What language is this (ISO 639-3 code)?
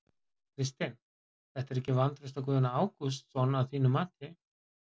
isl